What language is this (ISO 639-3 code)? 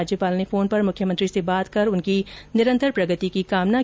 hin